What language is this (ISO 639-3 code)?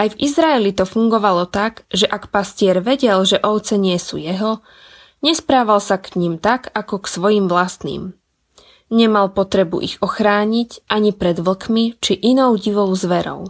slk